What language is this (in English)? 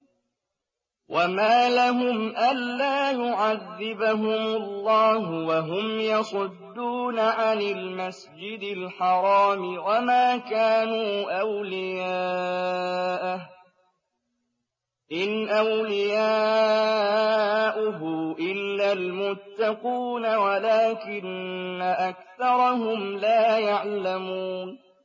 Arabic